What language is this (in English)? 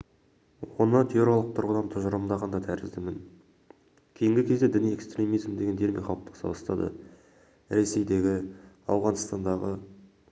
Kazakh